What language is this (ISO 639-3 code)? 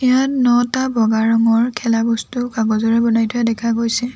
asm